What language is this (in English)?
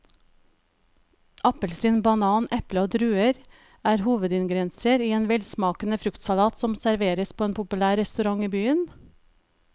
Norwegian